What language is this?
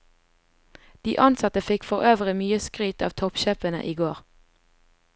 Norwegian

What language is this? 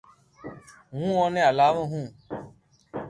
Loarki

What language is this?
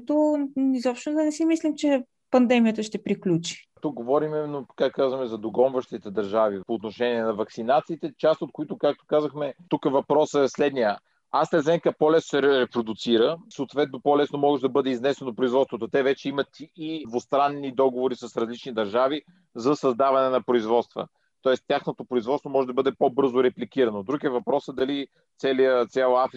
Bulgarian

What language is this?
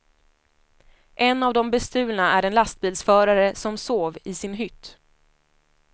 Swedish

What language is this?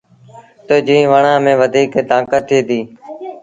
Sindhi Bhil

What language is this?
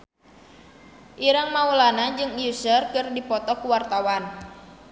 Sundanese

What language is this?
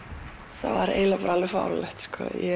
Icelandic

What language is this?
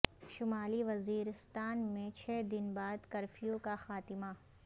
Urdu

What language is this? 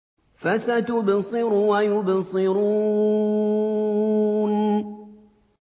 Arabic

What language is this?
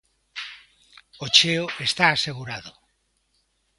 Galician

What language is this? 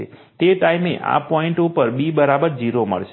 Gujarati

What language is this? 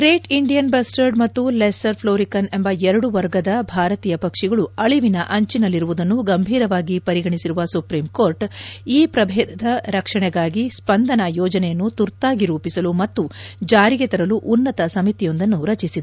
Kannada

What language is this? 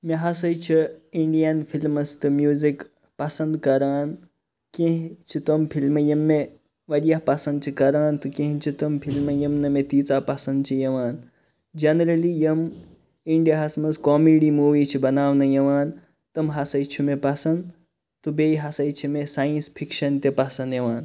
Kashmiri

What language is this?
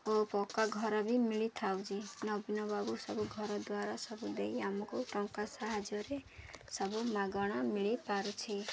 Odia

